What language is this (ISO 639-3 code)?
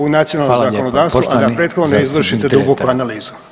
hrv